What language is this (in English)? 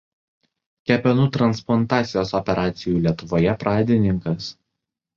Lithuanian